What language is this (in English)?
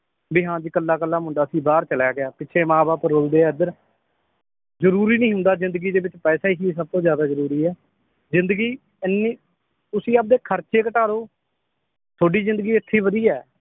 Punjabi